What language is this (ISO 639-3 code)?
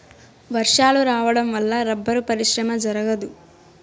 tel